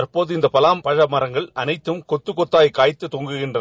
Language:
Tamil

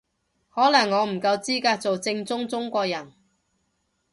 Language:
Cantonese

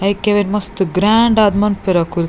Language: Tulu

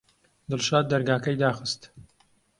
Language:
Central Kurdish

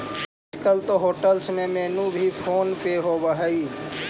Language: Magahi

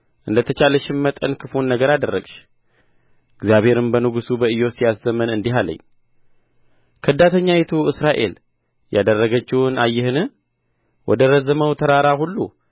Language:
Amharic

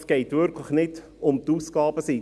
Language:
Swiss German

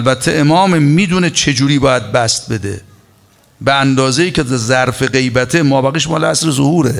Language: Persian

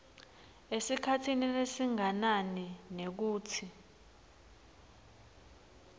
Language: Swati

